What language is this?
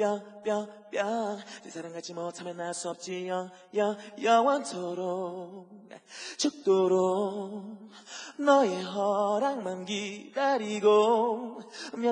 Arabic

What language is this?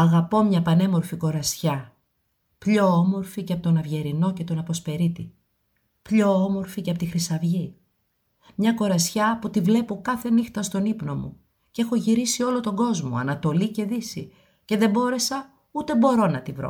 Greek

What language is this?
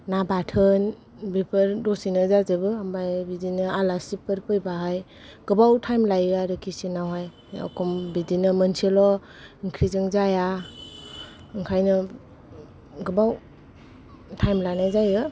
Bodo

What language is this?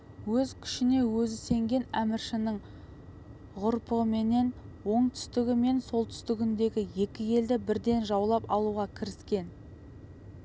Kazakh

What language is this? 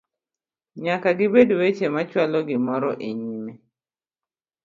Luo (Kenya and Tanzania)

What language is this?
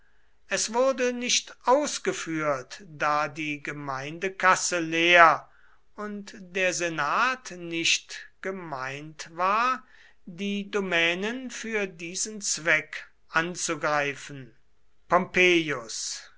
German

